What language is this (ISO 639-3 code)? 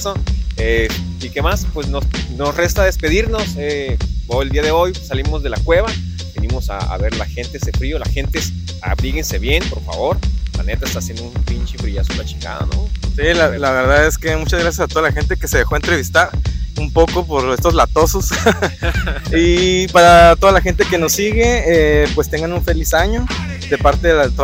spa